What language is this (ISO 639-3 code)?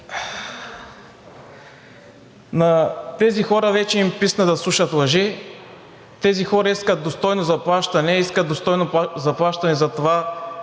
bul